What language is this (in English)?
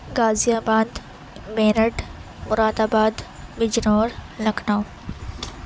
Urdu